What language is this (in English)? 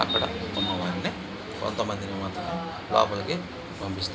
Telugu